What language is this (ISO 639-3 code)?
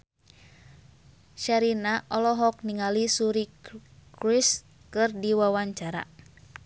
sun